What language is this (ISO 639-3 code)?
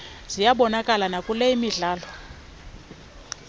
xho